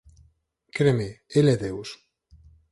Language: Galician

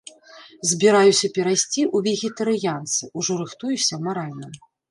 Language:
Belarusian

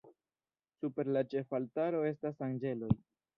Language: Esperanto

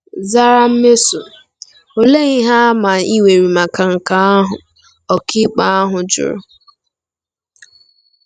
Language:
Igbo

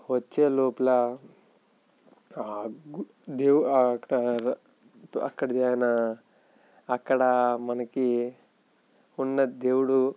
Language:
Telugu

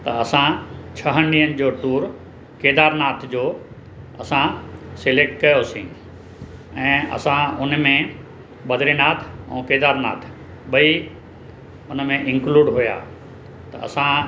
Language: Sindhi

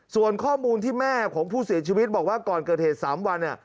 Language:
Thai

